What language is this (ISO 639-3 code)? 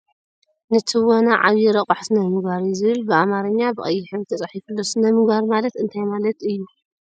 tir